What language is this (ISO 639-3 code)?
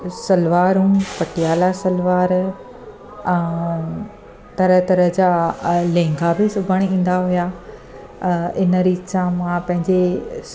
snd